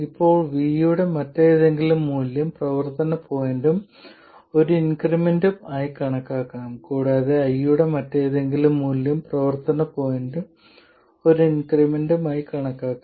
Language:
Malayalam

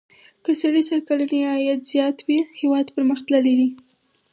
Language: Pashto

